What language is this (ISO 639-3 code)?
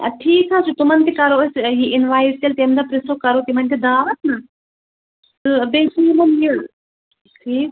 kas